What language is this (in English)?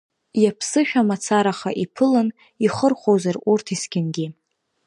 Abkhazian